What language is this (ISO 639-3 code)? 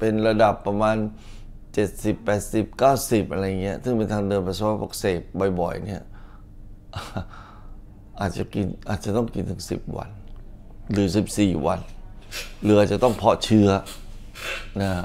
tha